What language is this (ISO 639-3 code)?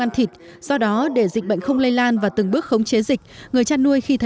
vie